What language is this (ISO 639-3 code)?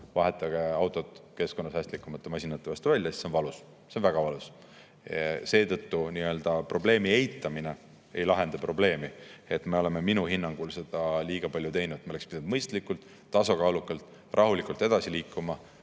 est